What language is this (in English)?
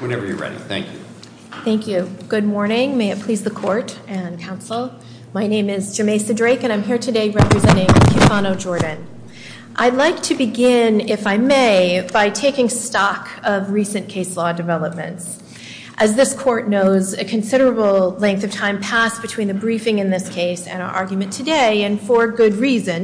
English